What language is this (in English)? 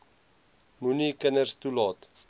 Afrikaans